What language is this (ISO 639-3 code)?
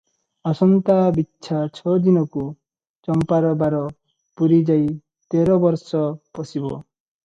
ori